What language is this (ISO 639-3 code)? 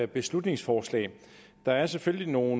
dan